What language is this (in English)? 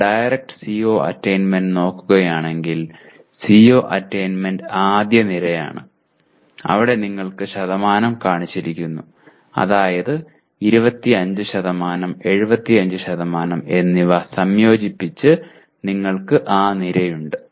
Malayalam